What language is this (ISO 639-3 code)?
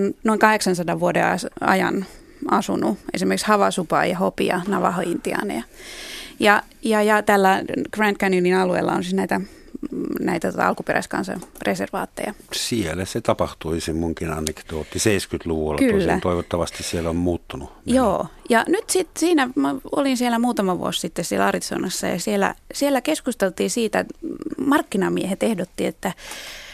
fin